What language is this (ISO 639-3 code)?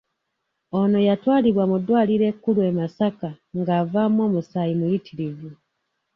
lug